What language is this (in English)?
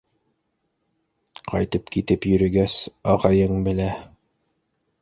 Bashkir